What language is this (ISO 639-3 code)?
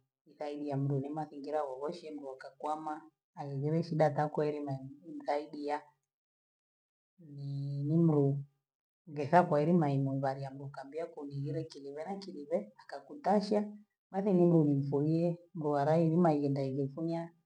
gwe